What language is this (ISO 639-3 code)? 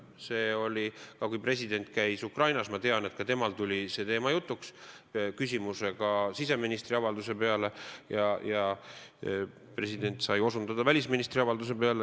est